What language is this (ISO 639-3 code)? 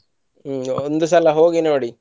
kan